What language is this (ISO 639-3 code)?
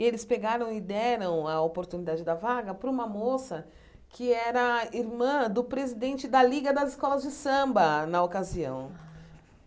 por